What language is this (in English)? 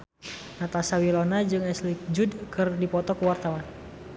Sundanese